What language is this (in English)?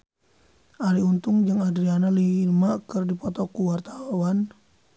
Sundanese